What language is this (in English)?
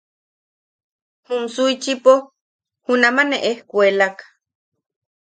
Yaqui